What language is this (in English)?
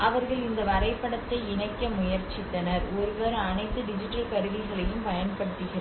Tamil